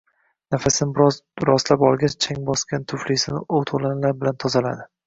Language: Uzbek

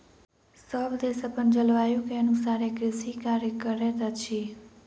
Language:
Maithili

